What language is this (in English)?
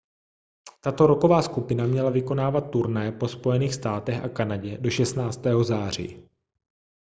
Czech